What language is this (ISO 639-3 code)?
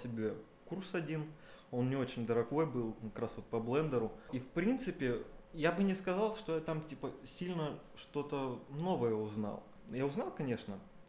rus